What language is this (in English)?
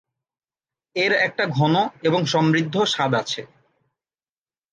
Bangla